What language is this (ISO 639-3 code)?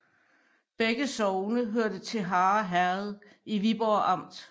dan